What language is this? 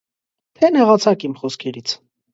Armenian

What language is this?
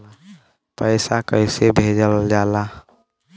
Bhojpuri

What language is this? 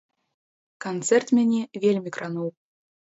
Belarusian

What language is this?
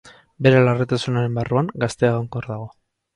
Basque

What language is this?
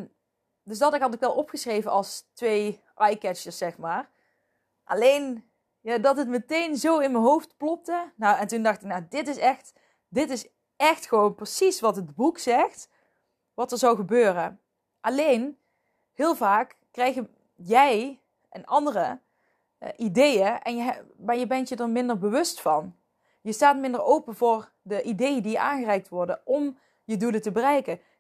Dutch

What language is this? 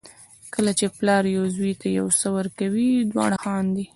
Pashto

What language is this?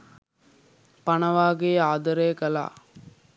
Sinhala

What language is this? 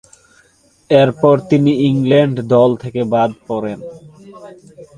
Bangla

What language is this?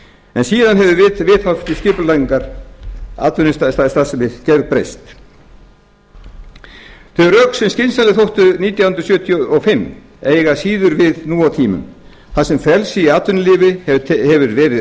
Icelandic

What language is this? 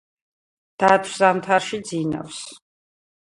Georgian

